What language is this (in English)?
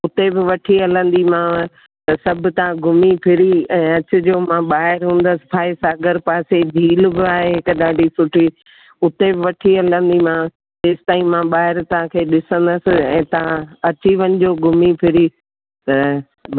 Sindhi